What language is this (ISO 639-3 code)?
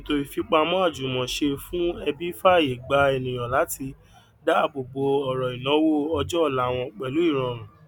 yor